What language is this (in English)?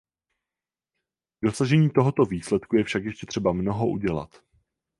Czech